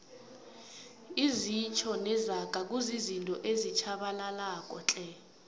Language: South Ndebele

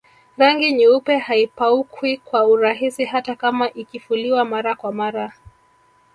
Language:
Swahili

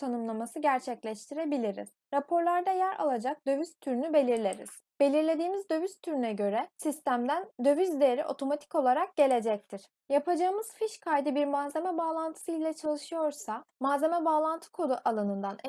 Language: Turkish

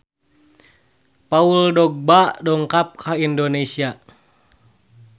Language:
Sundanese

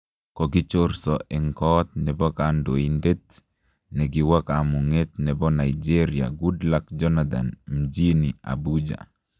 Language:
Kalenjin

